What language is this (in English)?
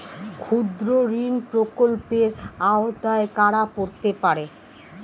Bangla